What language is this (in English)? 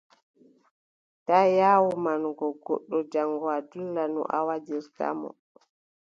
Adamawa Fulfulde